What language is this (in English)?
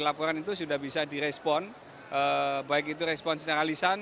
Indonesian